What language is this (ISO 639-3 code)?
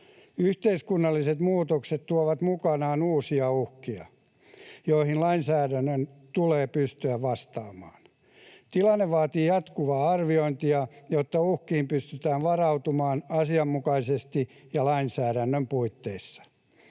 fin